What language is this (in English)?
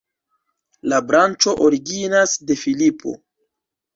Esperanto